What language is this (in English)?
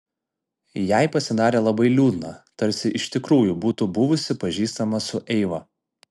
Lithuanian